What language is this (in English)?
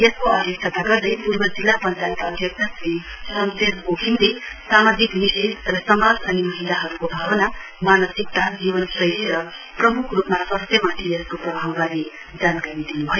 Nepali